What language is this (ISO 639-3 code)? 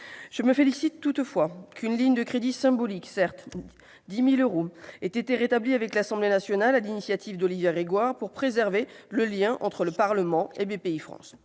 fra